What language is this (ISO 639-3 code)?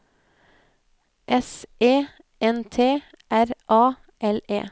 nor